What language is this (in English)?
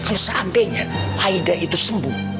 Indonesian